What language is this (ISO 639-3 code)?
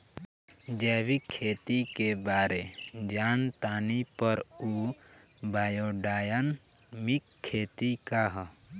bho